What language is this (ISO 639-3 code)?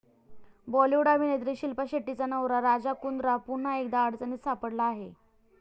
mar